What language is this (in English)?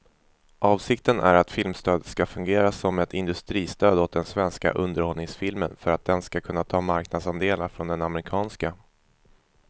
Swedish